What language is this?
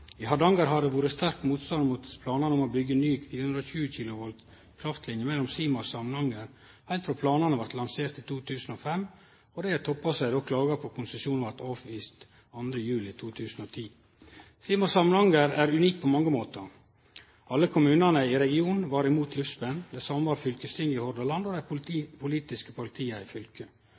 Norwegian Nynorsk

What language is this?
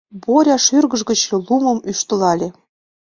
Mari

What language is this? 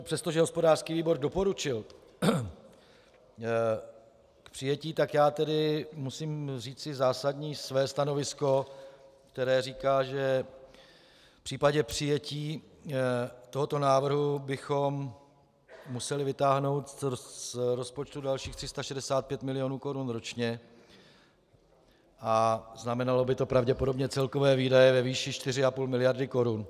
Czech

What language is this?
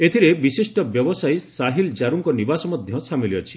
Odia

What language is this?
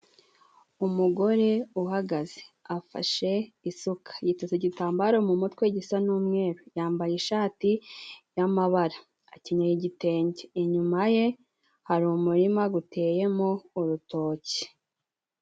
Kinyarwanda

